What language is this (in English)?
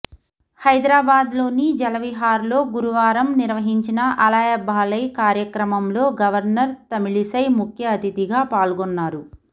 Telugu